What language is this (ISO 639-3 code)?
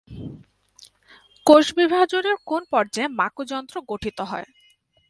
ben